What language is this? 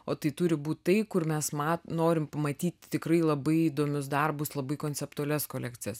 Lithuanian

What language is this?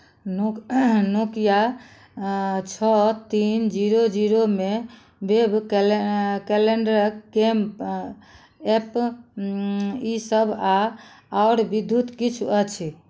Maithili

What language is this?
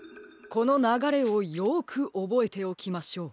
Japanese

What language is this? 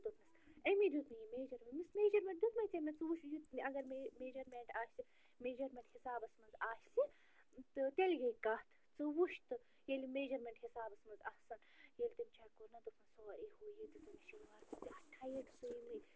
Kashmiri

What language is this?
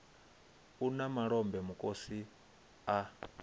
Venda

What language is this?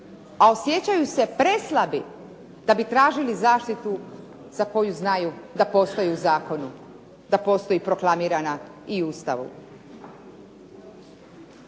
Croatian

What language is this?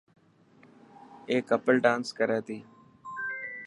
Dhatki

